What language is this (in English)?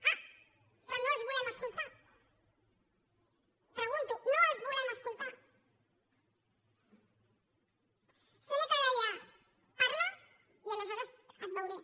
Catalan